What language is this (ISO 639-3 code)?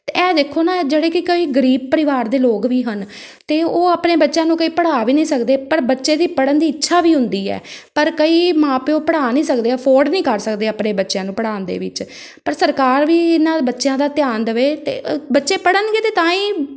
pan